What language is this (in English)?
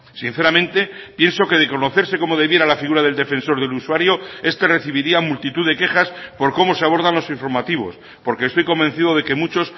Spanish